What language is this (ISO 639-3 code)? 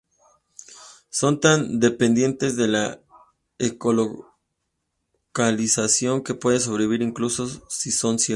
spa